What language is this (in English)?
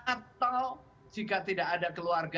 Indonesian